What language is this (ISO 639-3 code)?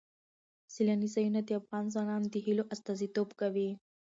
pus